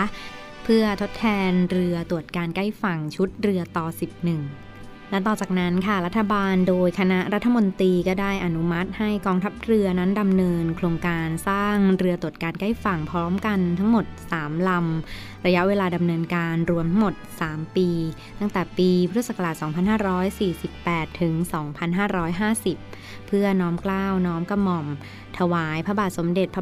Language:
Thai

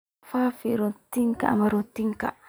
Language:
Somali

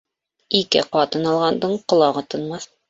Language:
Bashkir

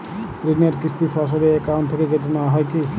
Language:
Bangla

